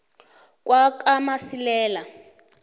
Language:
South Ndebele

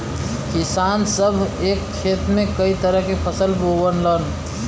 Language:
Bhojpuri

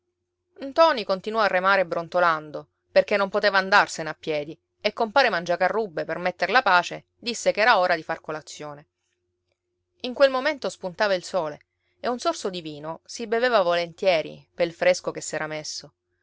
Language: Italian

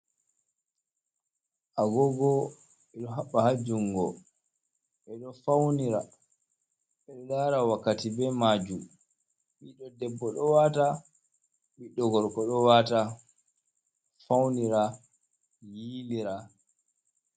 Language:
Fula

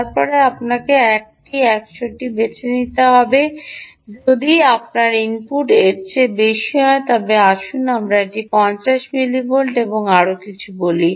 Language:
Bangla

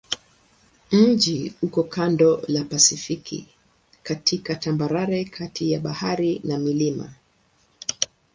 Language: Swahili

